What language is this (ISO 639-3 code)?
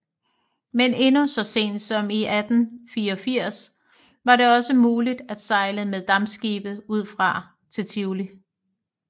dan